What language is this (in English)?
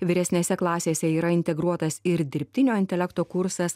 Lithuanian